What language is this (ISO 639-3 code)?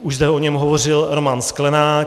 ces